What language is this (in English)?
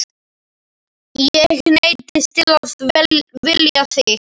Icelandic